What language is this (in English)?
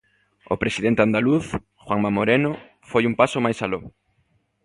Galician